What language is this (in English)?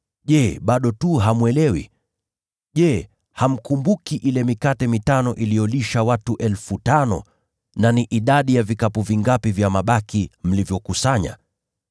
Swahili